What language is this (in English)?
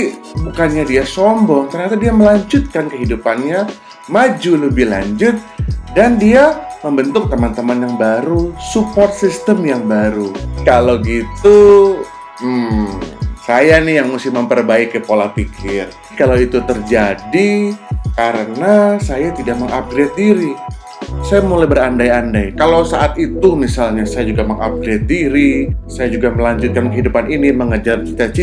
Indonesian